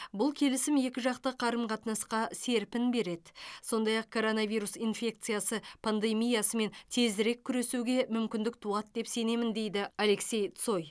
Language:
Kazakh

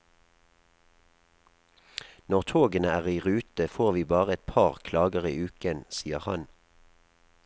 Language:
Norwegian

